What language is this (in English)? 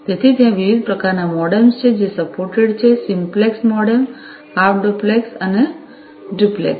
Gujarati